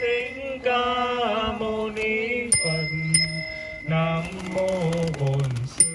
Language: Vietnamese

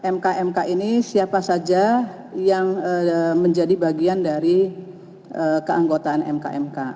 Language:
Indonesian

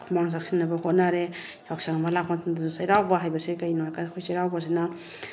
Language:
Manipuri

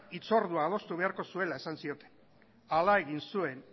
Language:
Basque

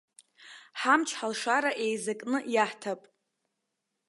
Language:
Abkhazian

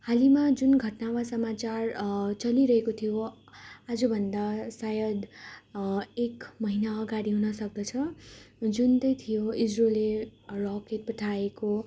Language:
Nepali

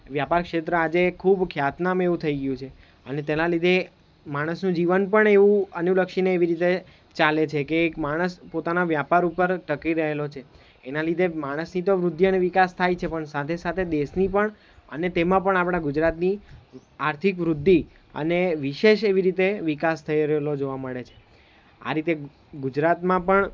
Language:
Gujarati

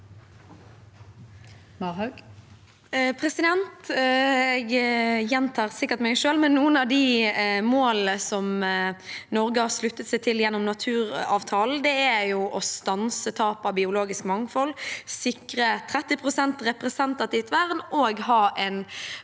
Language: Norwegian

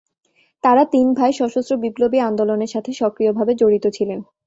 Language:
Bangla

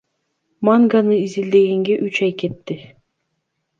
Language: Kyrgyz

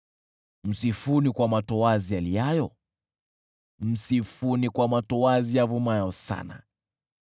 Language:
Swahili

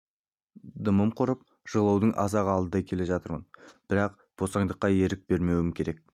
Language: Kazakh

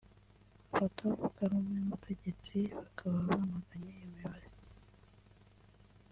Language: Kinyarwanda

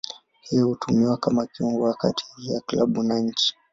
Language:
Swahili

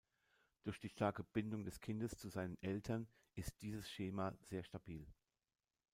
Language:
German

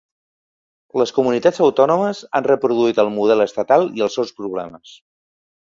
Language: Catalan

